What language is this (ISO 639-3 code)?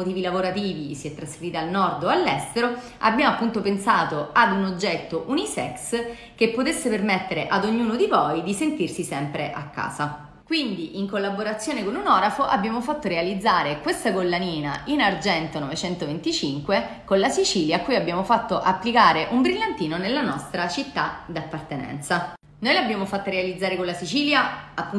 ita